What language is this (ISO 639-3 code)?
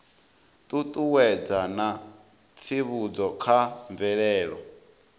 ven